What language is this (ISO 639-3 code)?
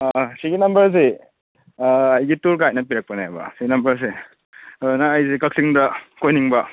mni